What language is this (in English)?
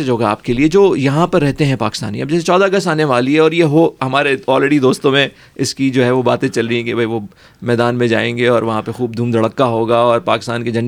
Urdu